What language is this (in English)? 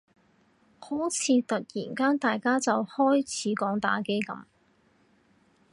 Cantonese